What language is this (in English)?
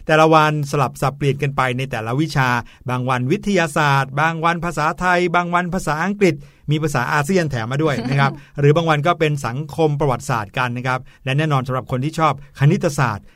Thai